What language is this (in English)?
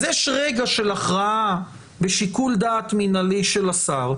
Hebrew